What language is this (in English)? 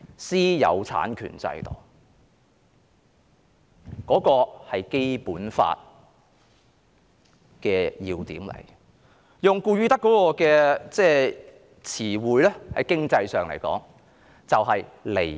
Cantonese